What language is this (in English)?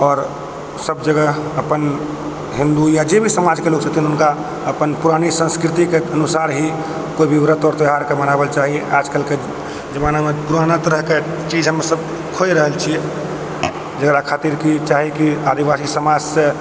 Maithili